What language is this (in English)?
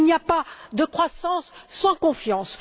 French